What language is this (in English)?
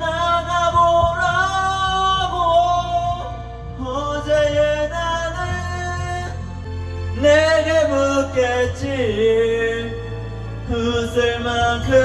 Turkish